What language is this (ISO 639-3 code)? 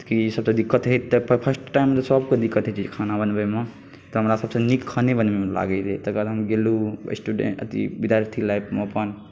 mai